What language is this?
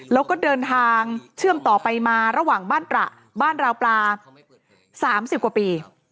Thai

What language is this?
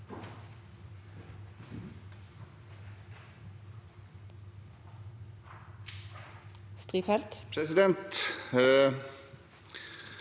Norwegian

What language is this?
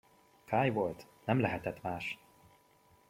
Hungarian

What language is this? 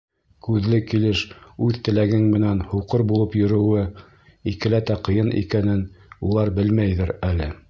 Bashkir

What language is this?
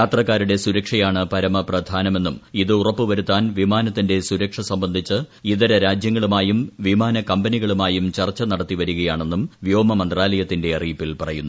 Malayalam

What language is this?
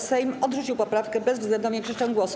Polish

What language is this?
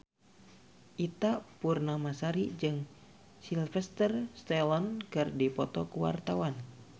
Sundanese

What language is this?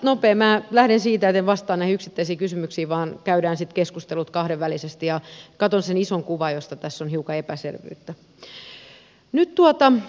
Finnish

